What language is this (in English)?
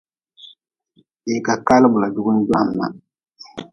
Nawdm